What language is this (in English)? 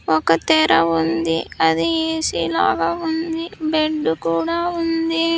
Telugu